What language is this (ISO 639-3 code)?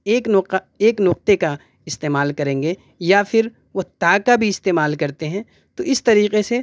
urd